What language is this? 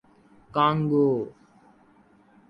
Urdu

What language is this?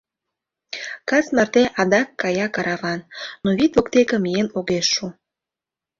Mari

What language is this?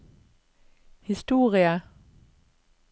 Norwegian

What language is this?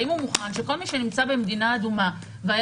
Hebrew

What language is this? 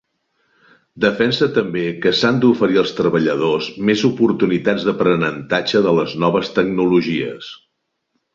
Catalan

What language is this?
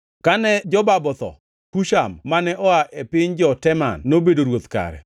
Luo (Kenya and Tanzania)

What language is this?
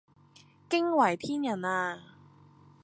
Cantonese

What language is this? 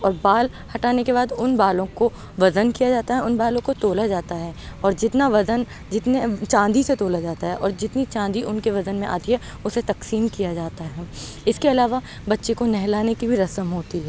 Urdu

